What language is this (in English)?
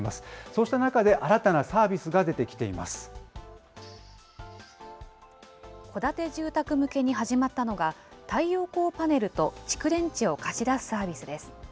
Japanese